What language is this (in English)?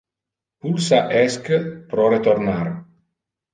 Interlingua